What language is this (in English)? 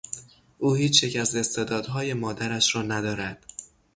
Persian